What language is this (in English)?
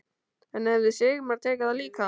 Icelandic